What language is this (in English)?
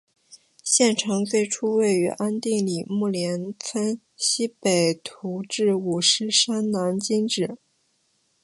Chinese